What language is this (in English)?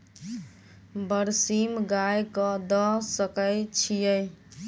Maithili